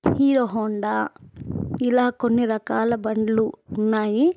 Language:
Telugu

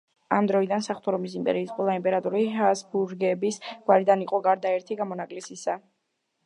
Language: Georgian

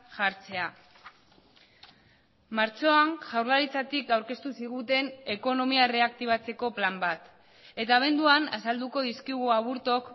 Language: Basque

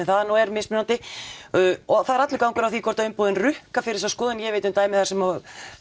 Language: Icelandic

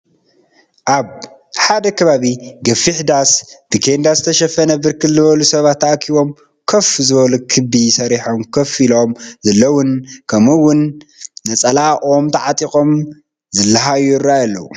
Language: Tigrinya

